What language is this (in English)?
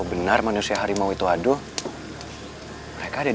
Indonesian